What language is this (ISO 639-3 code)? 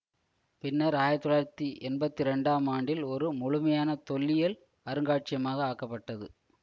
tam